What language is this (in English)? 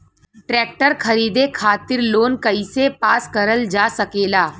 Bhojpuri